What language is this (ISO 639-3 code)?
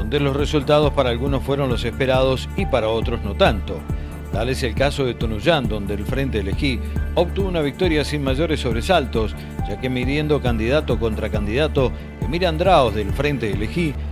spa